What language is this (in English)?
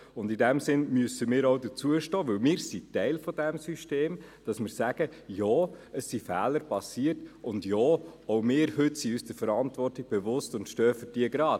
Swiss German